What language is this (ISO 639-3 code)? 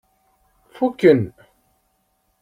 kab